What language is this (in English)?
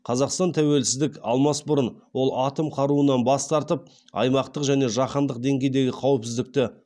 Kazakh